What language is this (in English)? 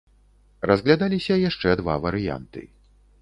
Belarusian